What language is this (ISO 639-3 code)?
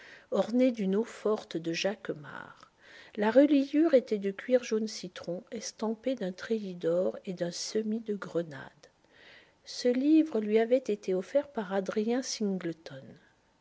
fra